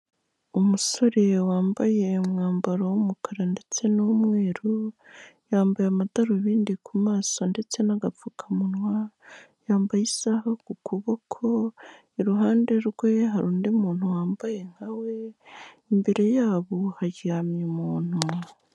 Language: Kinyarwanda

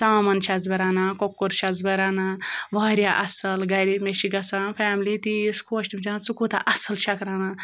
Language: Kashmiri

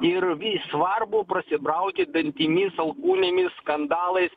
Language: Lithuanian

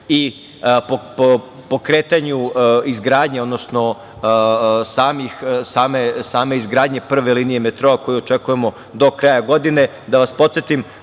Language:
Serbian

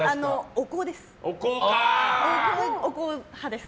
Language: Japanese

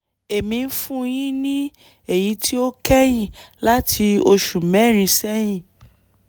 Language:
Yoruba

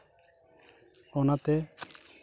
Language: Santali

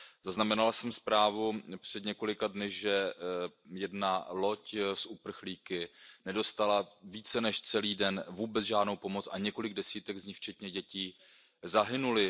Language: Czech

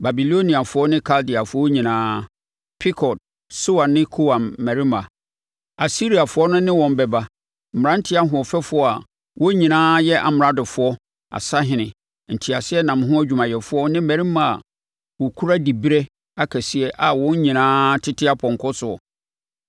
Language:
Akan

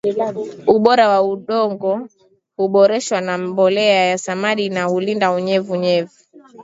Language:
Swahili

